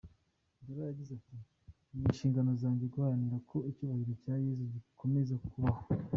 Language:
Kinyarwanda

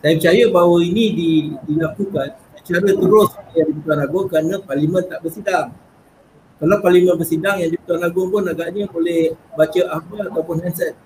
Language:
Malay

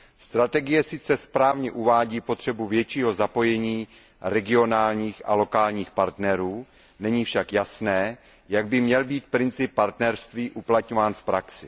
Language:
Czech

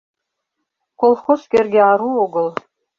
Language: Mari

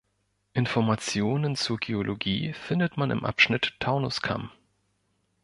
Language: German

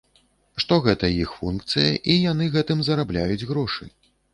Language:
Belarusian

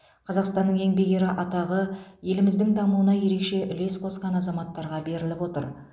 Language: Kazakh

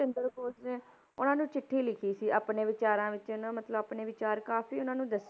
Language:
Punjabi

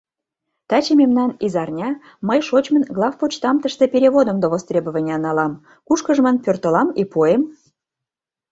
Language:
Mari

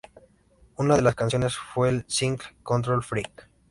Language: Spanish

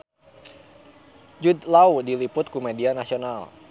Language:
Sundanese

